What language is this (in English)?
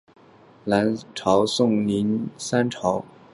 Chinese